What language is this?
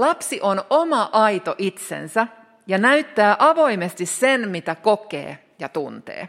Finnish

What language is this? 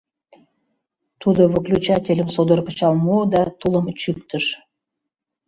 Mari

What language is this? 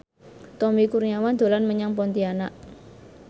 Javanese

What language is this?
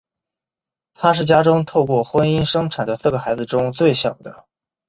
Chinese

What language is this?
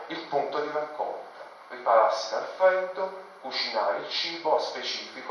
Italian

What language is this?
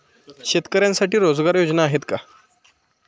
Marathi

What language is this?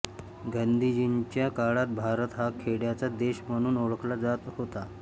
Marathi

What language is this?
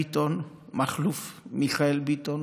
Hebrew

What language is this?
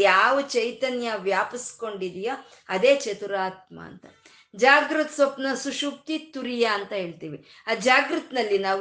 Kannada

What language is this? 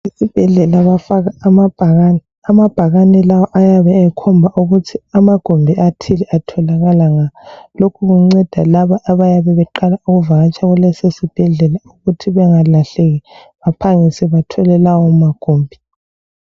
North Ndebele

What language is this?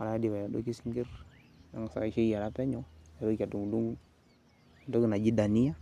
Masai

